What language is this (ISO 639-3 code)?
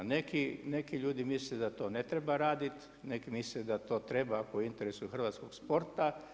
hrv